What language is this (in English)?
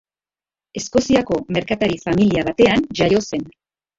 Basque